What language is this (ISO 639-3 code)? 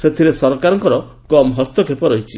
ori